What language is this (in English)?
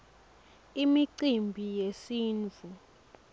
Swati